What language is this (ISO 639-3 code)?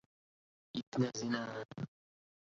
ara